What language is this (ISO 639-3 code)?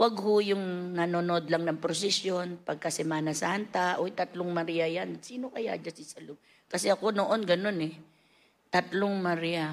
fil